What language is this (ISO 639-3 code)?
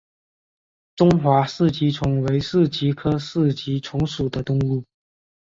zho